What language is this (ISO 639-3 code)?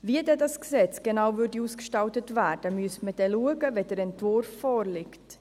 gsw